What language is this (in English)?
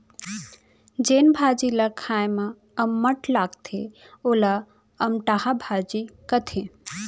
Chhattisgarhi